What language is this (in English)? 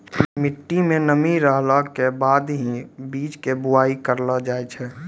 Maithili